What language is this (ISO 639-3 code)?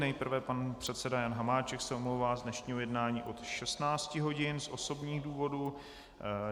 ces